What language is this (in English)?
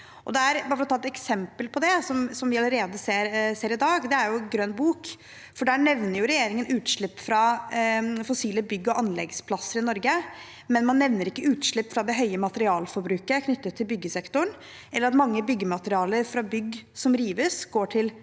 Norwegian